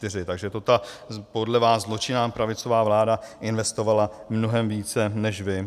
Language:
Czech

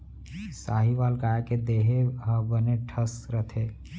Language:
Chhattisgarhi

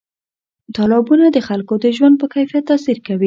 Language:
Pashto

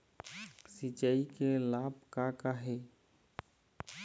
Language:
Chhattisgarhi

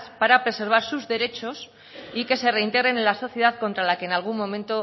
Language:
Spanish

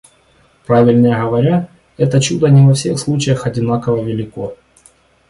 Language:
Russian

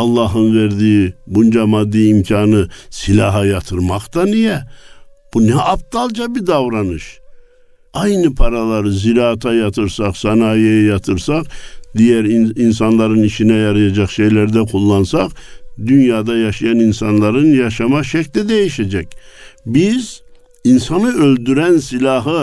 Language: Turkish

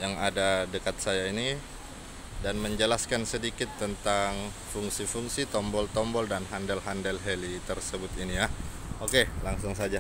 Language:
Indonesian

